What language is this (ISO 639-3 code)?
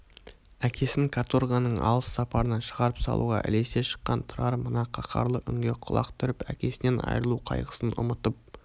kaz